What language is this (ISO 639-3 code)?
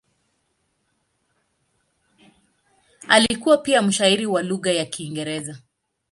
swa